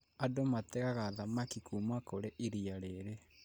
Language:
Kikuyu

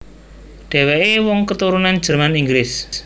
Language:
Javanese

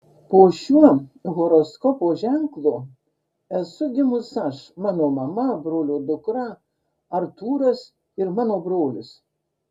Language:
Lithuanian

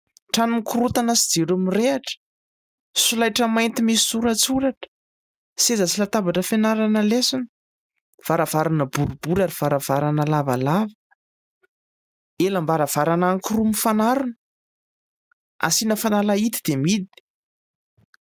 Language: Malagasy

